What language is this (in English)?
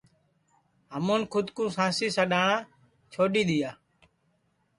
Sansi